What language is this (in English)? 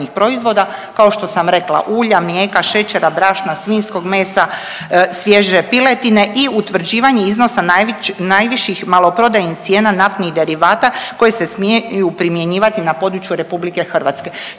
Croatian